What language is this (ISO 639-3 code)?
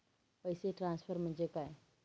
mar